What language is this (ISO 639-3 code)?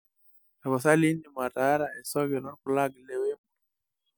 mas